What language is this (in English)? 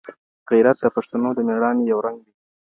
Pashto